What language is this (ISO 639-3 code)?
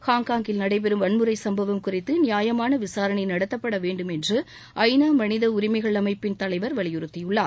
tam